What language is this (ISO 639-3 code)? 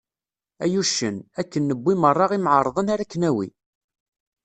kab